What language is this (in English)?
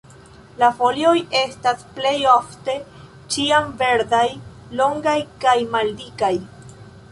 Esperanto